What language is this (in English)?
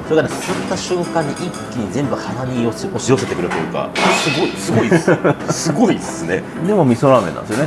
Japanese